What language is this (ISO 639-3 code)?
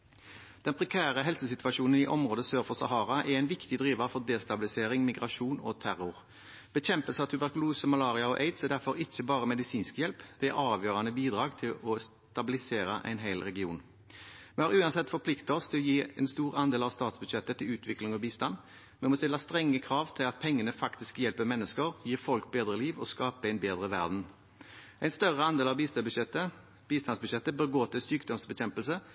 nob